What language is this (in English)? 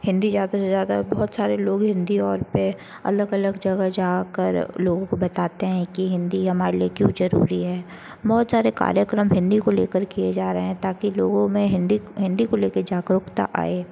Hindi